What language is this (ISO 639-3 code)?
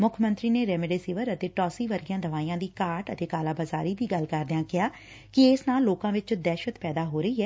pan